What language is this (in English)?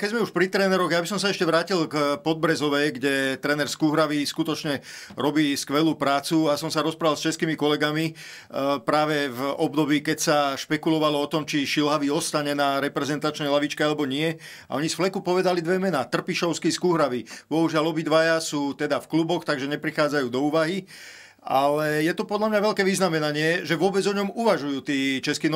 Slovak